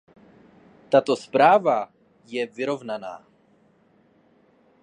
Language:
Czech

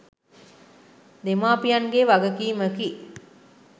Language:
Sinhala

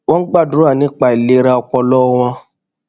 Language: Yoruba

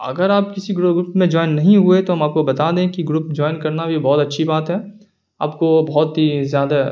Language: Urdu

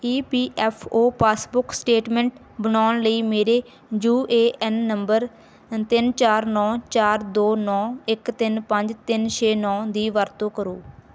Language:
Punjabi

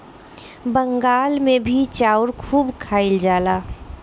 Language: Bhojpuri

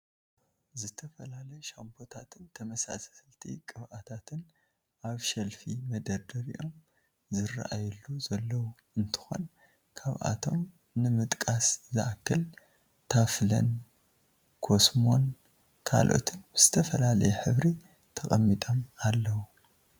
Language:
Tigrinya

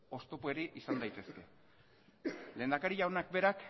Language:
Basque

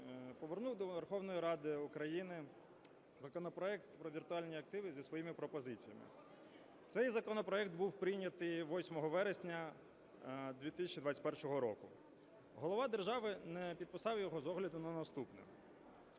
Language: Ukrainian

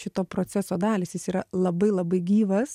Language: Lithuanian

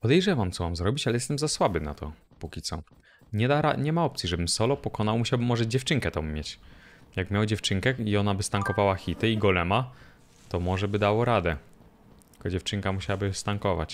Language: Polish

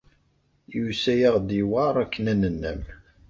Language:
Kabyle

